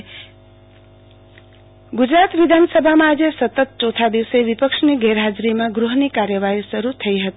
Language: Gujarati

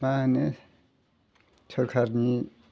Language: Bodo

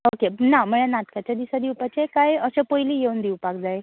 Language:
Konkani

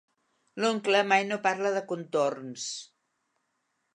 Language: Catalan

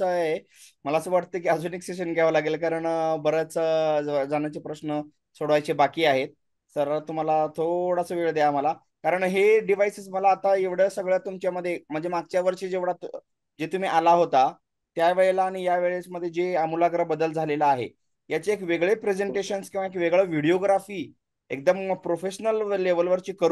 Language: Hindi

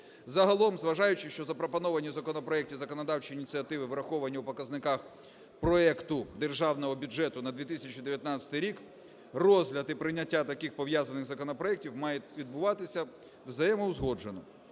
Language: Ukrainian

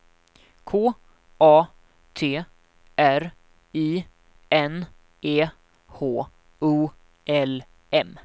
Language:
Swedish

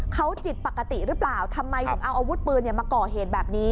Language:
Thai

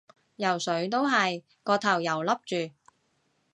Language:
Cantonese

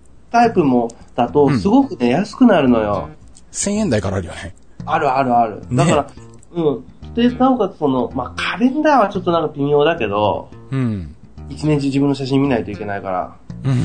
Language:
Japanese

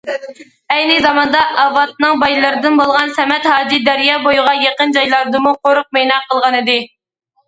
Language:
Uyghur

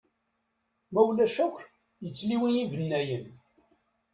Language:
Kabyle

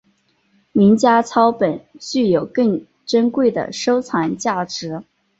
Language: Chinese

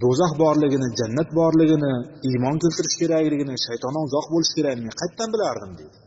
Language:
Bulgarian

